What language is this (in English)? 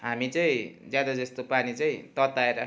Nepali